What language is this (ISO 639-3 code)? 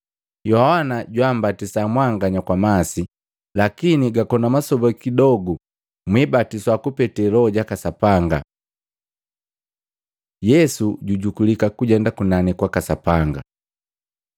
mgv